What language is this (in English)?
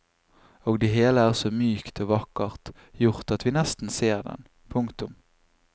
Norwegian